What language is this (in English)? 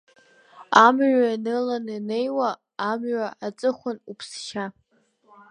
Abkhazian